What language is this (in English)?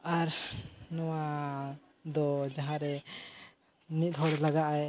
Santali